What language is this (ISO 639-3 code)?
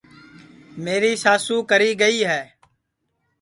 ssi